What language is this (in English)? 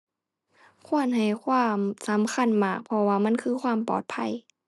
Thai